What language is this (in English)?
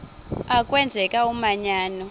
Xhosa